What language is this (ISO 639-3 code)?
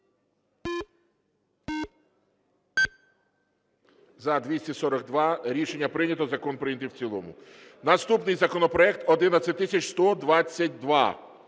ukr